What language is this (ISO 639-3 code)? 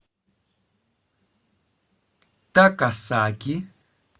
rus